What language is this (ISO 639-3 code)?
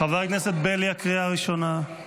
heb